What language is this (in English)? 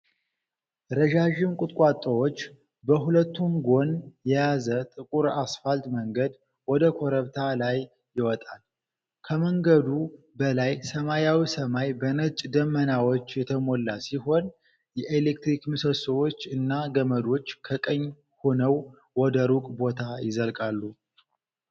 Amharic